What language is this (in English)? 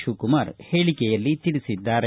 Kannada